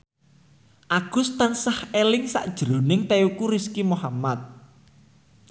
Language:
Javanese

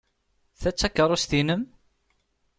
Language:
Kabyle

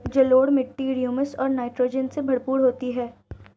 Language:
Hindi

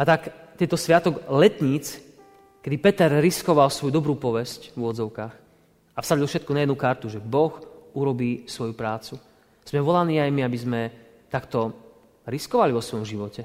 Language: Slovak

